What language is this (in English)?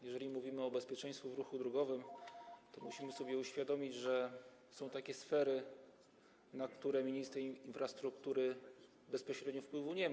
Polish